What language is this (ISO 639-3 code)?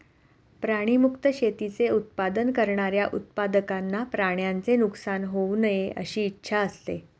mar